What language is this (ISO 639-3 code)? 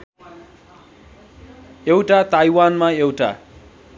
nep